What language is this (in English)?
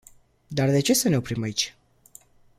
Romanian